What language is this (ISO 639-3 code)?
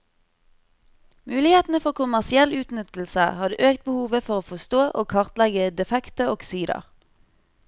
nor